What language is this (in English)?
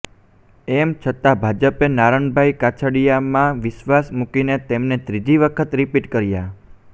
Gujarati